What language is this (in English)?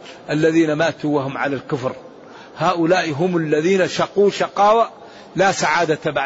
Arabic